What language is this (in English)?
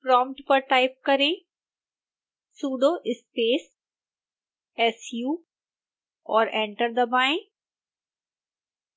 Hindi